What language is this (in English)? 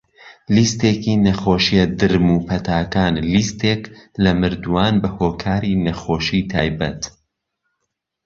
Central Kurdish